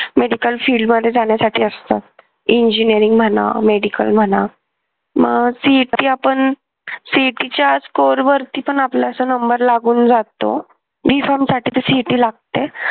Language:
Marathi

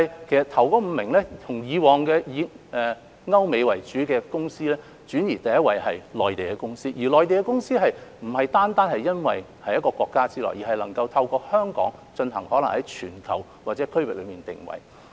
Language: Cantonese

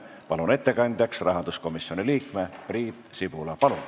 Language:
Estonian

